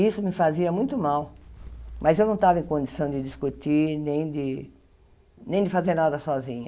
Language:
Portuguese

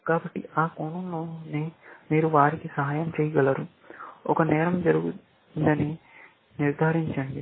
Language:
Telugu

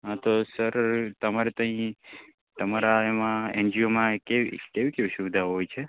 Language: Gujarati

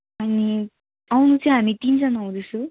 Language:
Nepali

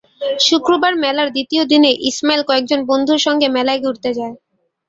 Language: Bangla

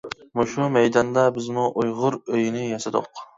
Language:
Uyghur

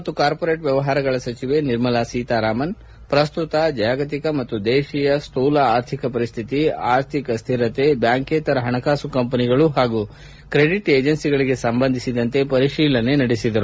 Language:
Kannada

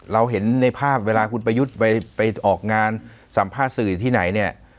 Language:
Thai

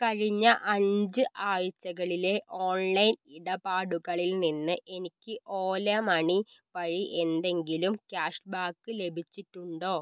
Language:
Malayalam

